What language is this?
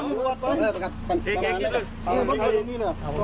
Thai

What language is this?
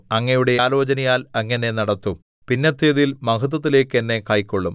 Malayalam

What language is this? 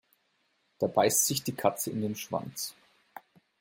German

